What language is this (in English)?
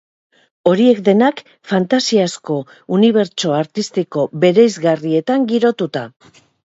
Basque